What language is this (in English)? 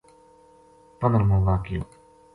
Gujari